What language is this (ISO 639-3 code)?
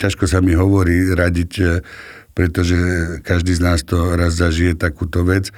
slk